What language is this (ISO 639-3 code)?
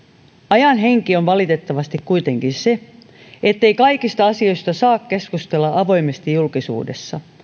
fin